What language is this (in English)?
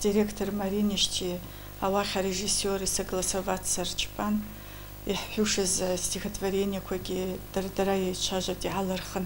Russian